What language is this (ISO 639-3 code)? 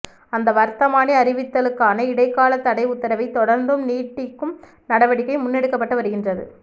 tam